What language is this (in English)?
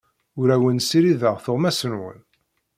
Kabyle